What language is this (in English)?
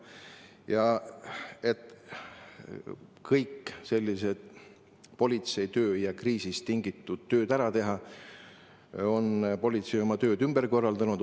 Estonian